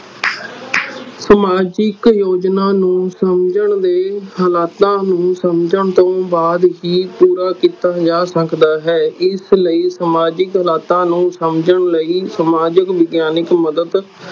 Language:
Punjabi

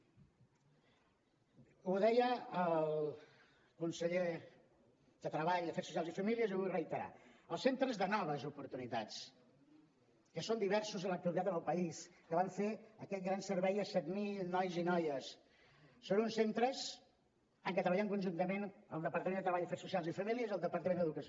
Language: Catalan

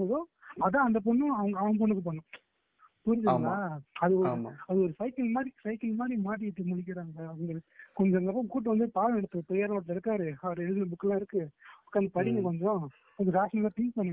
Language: Tamil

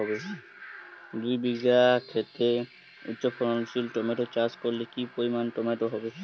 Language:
Bangla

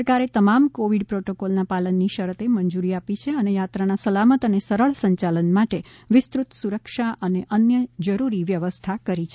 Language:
Gujarati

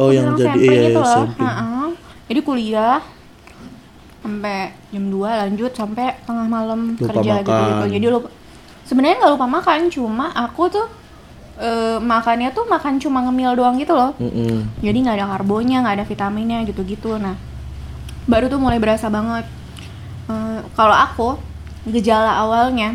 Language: Indonesian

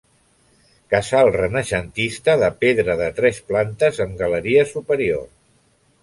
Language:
Catalan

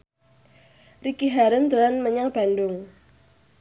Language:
Javanese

